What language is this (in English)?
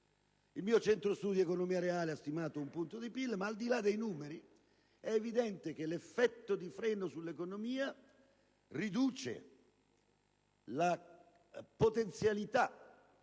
Italian